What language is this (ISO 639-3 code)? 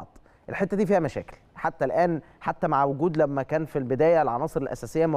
ara